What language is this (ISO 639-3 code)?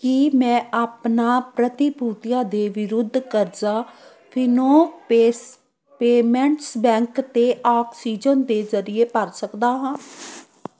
pan